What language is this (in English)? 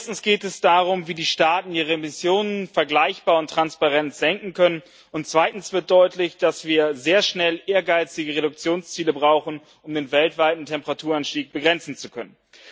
German